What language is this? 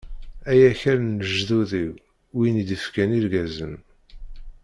Kabyle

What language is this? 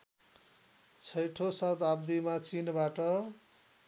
Nepali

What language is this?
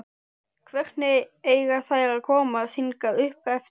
Icelandic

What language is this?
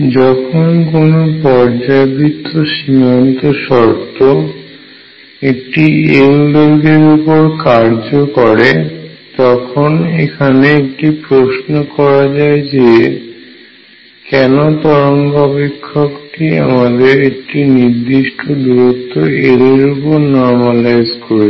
Bangla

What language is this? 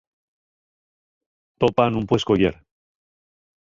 Asturian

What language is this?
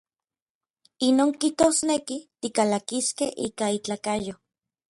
Orizaba Nahuatl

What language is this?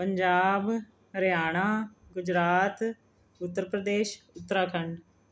Punjabi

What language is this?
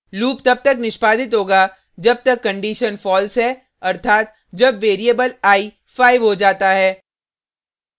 Hindi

